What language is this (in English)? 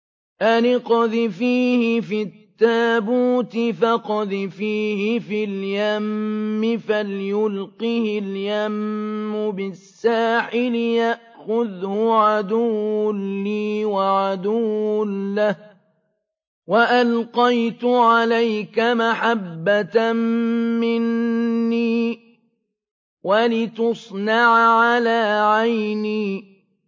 Arabic